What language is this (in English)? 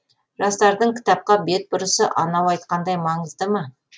Kazakh